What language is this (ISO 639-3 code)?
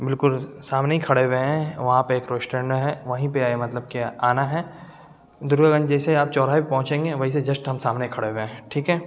urd